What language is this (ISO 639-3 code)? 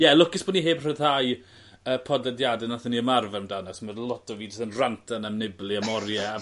cym